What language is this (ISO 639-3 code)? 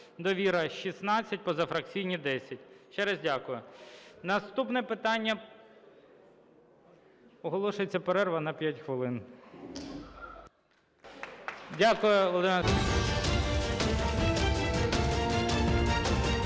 ukr